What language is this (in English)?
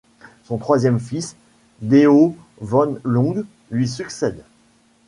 French